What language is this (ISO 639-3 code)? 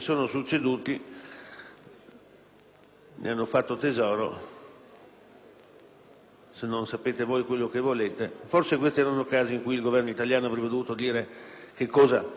ita